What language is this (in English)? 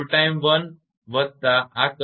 Gujarati